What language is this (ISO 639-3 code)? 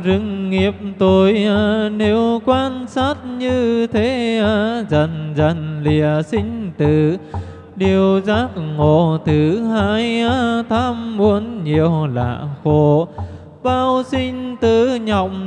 vie